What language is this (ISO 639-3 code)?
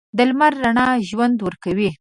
pus